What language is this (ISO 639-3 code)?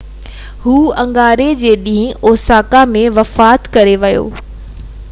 snd